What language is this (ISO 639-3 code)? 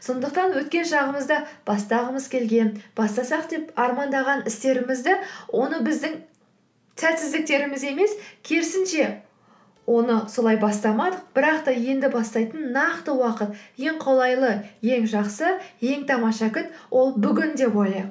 kaz